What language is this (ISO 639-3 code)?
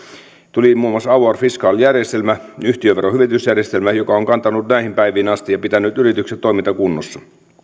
fin